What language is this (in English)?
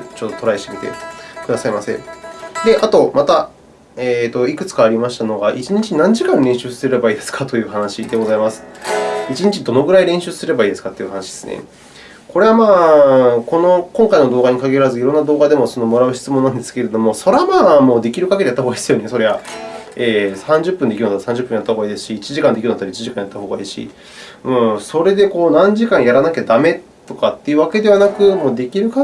Japanese